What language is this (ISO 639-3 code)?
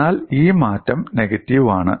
mal